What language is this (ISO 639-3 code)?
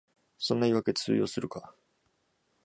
jpn